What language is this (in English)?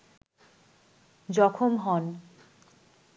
Bangla